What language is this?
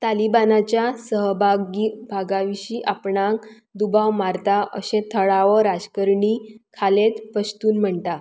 Konkani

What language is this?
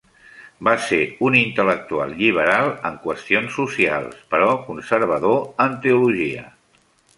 Catalan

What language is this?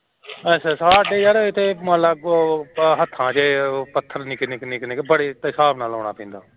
Punjabi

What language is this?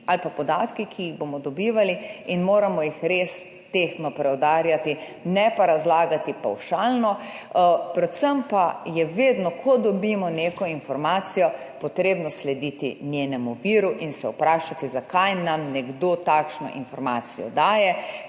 Slovenian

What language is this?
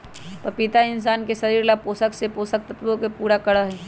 Magahi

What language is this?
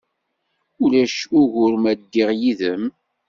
Kabyle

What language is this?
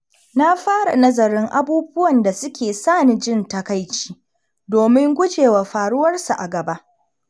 Hausa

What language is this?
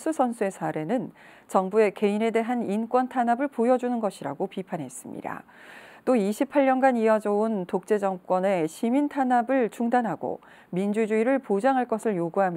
Korean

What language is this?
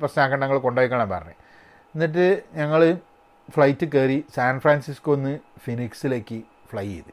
Malayalam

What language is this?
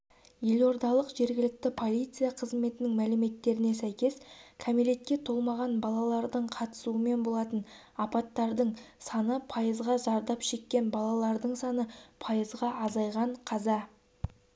Kazakh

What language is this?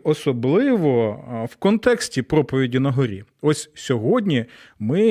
Ukrainian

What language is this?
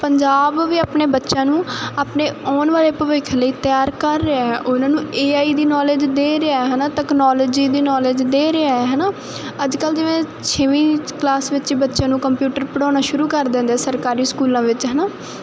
Punjabi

